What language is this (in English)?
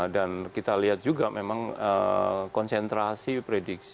Indonesian